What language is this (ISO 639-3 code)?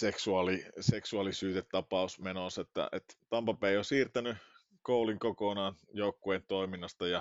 fin